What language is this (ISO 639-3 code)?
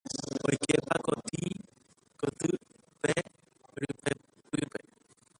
grn